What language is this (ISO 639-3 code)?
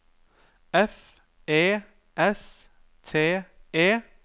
nor